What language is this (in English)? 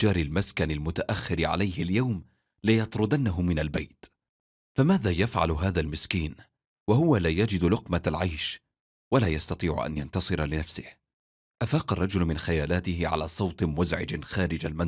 Arabic